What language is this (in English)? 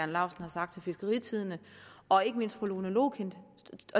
Danish